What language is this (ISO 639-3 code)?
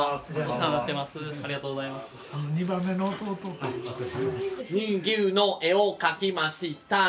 jpn